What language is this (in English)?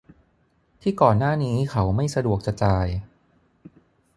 Thai